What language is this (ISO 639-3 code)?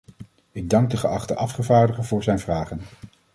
nld